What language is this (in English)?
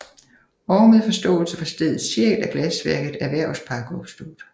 Danish